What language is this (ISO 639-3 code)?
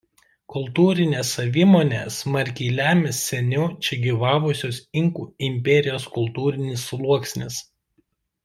lit